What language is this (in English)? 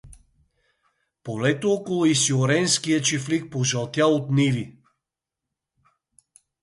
Bulgarian